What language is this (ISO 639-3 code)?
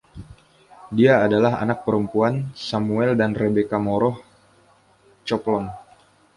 ind